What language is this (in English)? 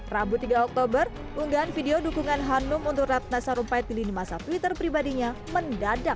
Indonesian